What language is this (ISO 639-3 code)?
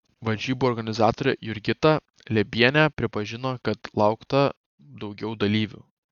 lit